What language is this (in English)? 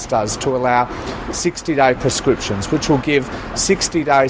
Indonesian